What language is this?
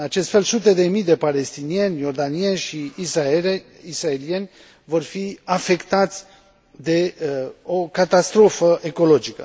Romanian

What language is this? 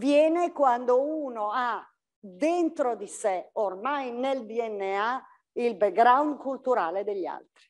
Italian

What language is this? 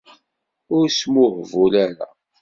Kabyle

